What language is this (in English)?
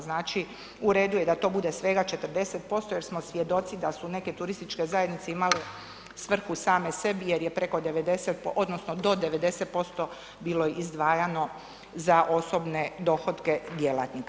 Croatian